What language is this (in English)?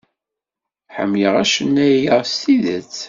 Kabyle